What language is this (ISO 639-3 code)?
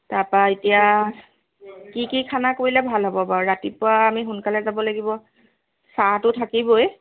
asm